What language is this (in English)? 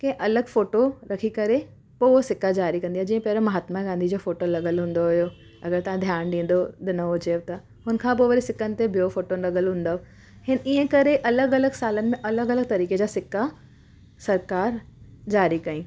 Sindhi